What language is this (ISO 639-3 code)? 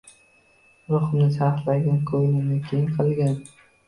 uzb